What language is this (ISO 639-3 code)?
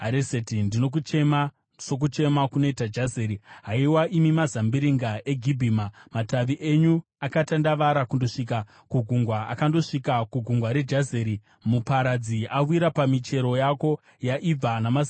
sna